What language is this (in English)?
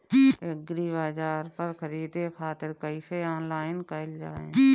Bhojpuri